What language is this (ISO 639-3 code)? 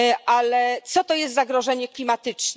pol